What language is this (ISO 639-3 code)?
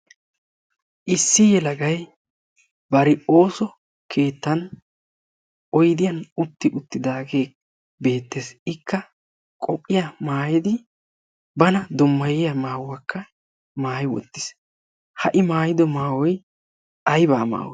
wal